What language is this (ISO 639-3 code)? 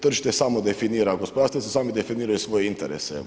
hrv